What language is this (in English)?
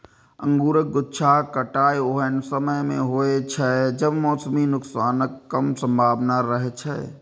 Maithili